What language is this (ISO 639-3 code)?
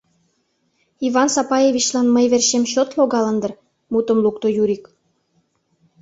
chm